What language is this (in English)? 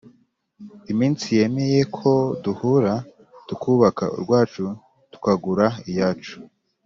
Kinyarwanda